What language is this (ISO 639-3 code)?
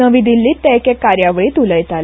kok